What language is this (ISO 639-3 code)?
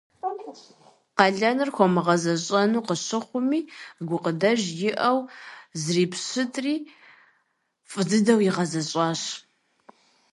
kbd